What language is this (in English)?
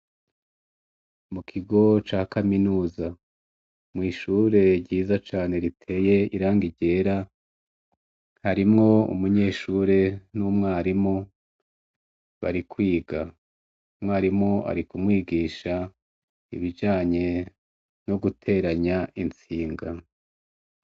Rundi